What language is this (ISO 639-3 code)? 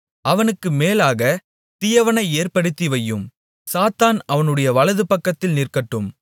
tam